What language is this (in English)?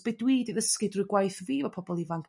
Welsh